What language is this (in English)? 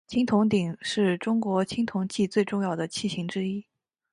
Chinese